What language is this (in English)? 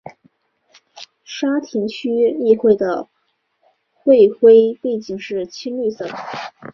Chinese